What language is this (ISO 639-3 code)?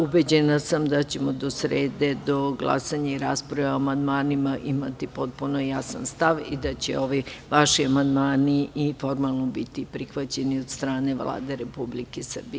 srp